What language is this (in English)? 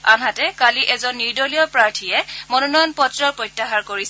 Assamese